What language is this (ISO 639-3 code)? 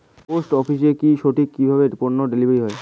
ben